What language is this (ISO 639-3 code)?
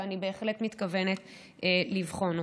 heb